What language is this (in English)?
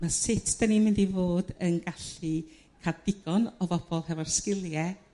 Welsh